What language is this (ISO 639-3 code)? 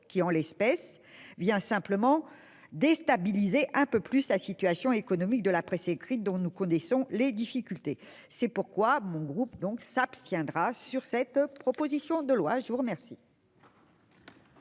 fra